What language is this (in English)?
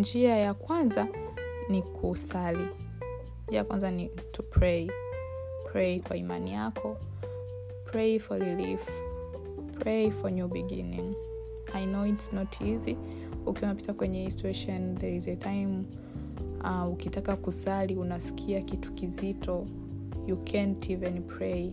Swahili